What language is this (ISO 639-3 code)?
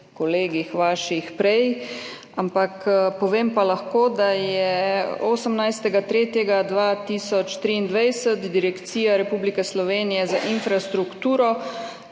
slv